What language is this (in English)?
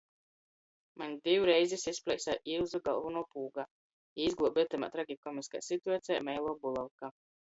Latgalian